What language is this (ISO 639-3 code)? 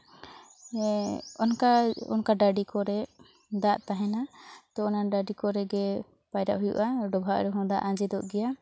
sat